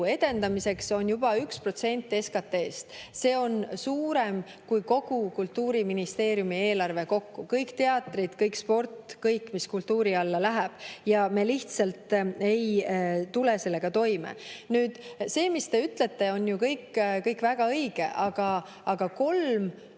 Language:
Estonian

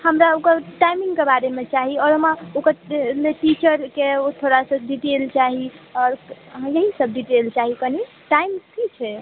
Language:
Maithili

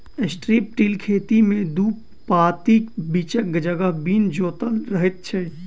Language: Maithili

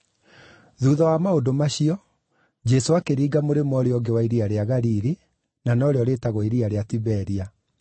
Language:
Kikuyu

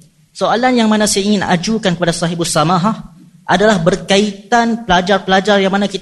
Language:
Malay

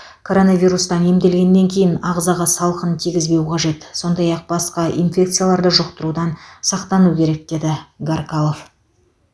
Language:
Kazakh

